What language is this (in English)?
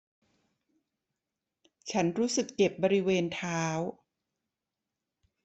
Thai